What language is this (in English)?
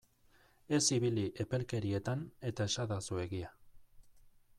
Basque